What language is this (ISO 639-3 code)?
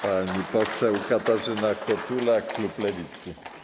pol